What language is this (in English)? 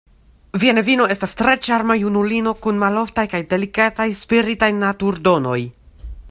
Esperanto